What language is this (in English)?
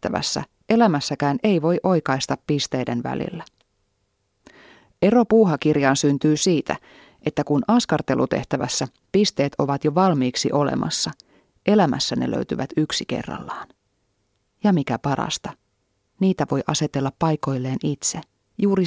Finnish